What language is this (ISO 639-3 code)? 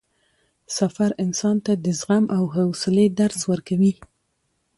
pus